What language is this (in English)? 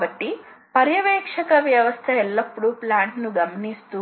Telugu